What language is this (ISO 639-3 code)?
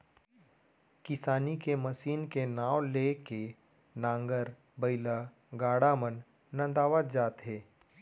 hne